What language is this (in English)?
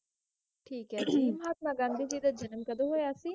Punjabi